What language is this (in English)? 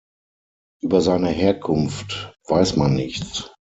German